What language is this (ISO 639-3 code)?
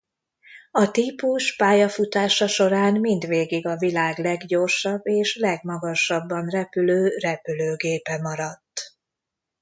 hun